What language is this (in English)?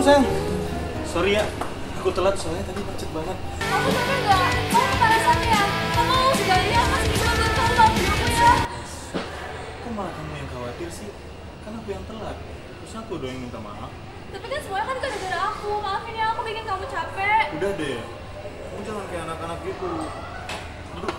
Indonesian